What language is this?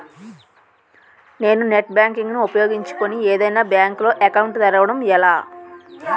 Telugu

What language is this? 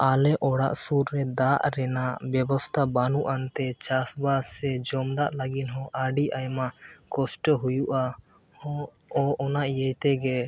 Santali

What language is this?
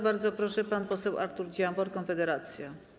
Polish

